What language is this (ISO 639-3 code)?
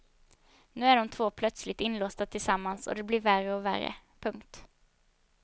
swe